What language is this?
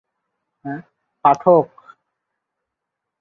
Bangla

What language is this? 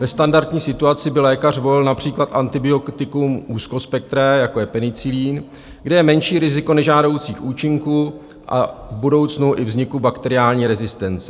Czech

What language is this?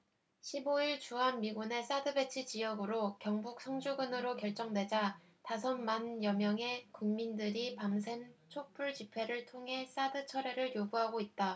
Korean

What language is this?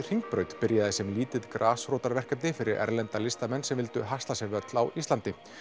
Icelandic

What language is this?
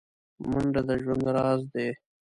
Pashto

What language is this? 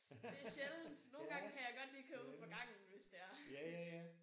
Danish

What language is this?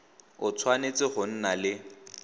Tswana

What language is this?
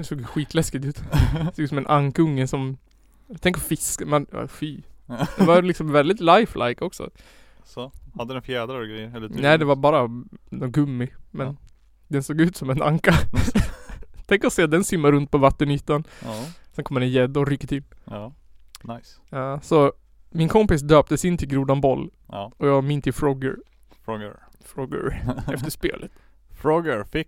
Swedish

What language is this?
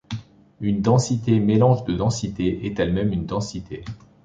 French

